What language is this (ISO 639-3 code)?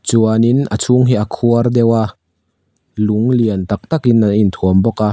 lus